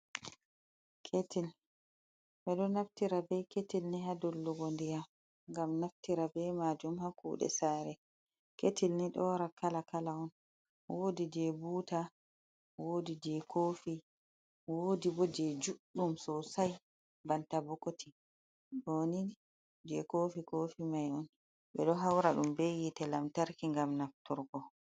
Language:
Fula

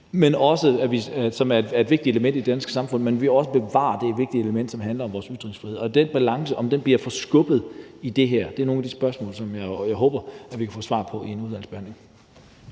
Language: Danish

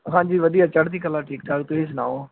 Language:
Punjabi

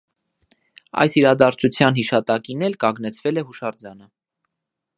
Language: Armenian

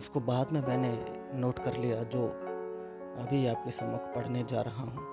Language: Hindi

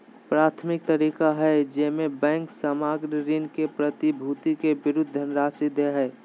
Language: Magahi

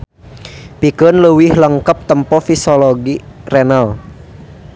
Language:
Sundanese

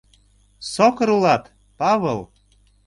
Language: Mari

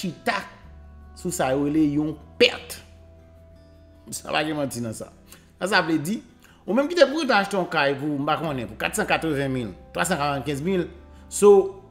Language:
French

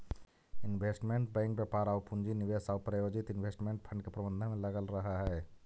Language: Magahi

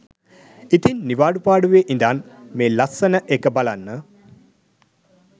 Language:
Sinhala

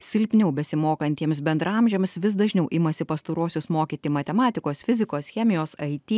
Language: Lithuanian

